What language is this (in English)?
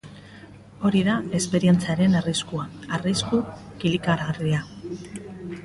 Basque